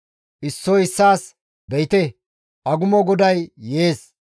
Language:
Gamo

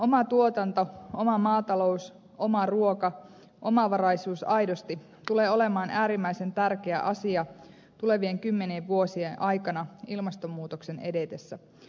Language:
Finnish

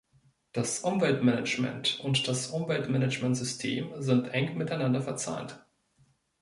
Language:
German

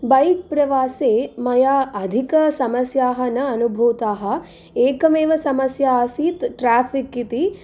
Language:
Sanskrit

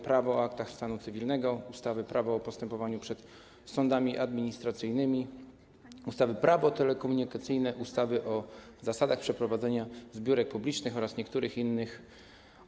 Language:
Polish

